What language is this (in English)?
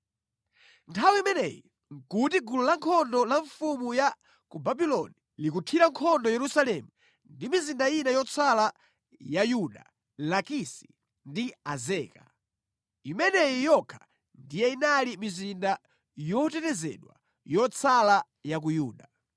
Nyanja